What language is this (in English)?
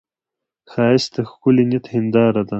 Pashto